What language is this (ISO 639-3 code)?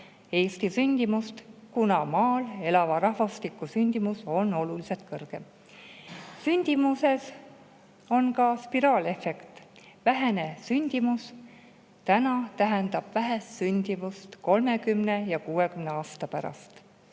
est